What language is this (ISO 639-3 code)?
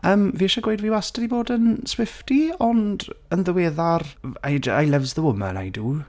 cym